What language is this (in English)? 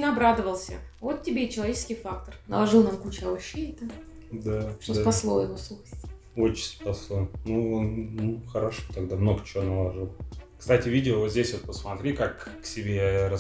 Russian